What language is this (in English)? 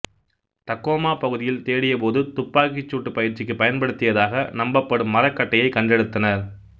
Tamil